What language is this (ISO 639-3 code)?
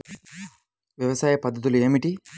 tel